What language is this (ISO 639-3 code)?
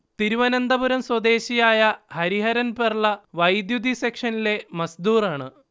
mal